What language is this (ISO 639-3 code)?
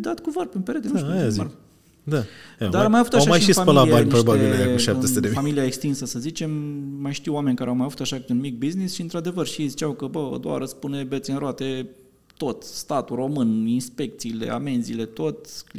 ron